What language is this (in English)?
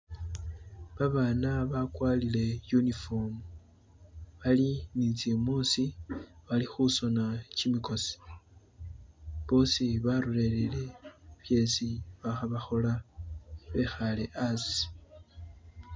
Masaaba